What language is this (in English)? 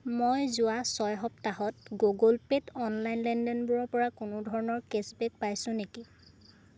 Assamese